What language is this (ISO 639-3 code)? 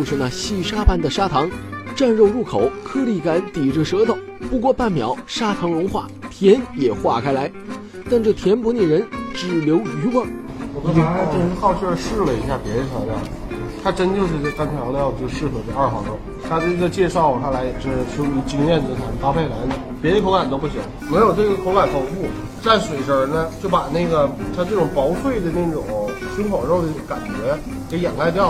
zho